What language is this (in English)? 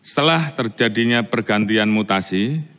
Indonesian